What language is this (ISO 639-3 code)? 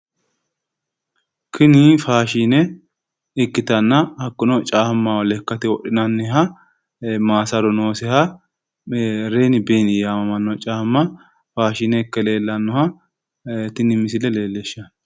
sid